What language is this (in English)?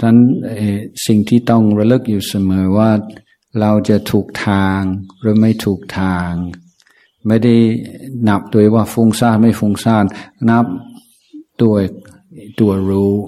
Thai